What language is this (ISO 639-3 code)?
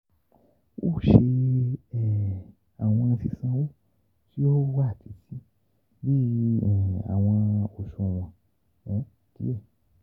yor